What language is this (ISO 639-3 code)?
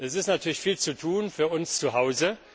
deu